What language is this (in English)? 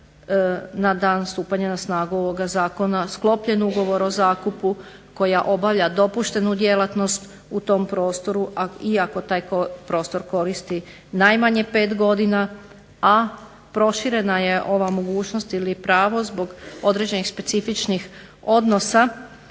Croatian